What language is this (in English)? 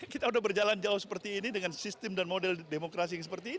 Indonesian